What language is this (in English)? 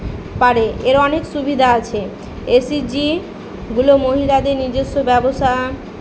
Bangla